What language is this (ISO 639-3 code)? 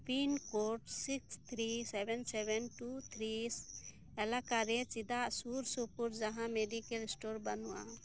sat